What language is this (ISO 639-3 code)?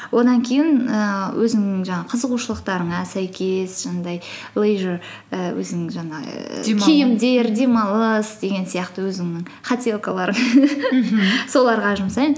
kaz